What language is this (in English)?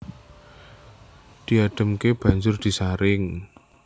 Javanese